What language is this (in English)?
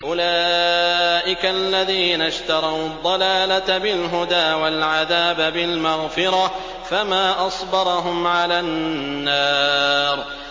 Arabic